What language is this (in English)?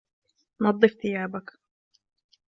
Arabic